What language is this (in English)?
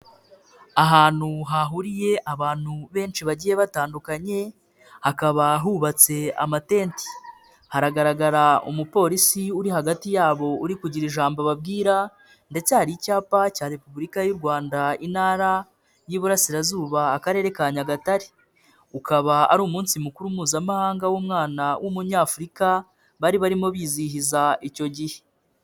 Kinyarwanda